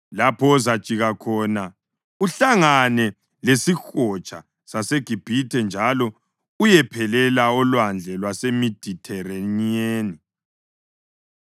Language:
North Ndebele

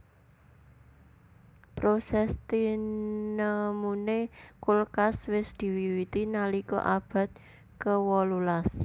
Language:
Javanese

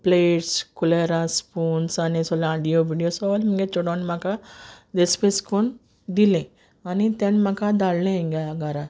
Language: Konkani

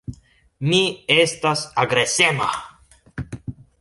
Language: Esperanto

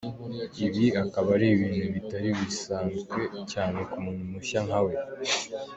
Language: Kinyarwanda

